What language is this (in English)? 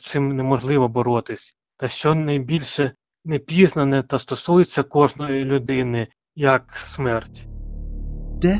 Ukrainian